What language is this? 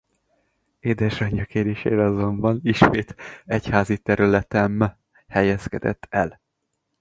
Hungarian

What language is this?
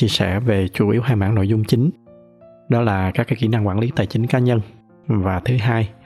Vietnamese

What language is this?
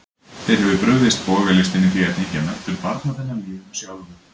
Icelandic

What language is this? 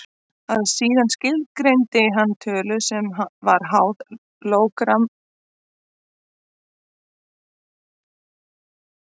Icelandic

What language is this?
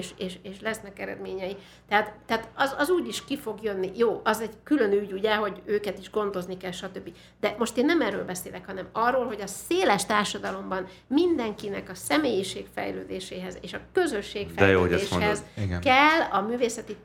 Hungarian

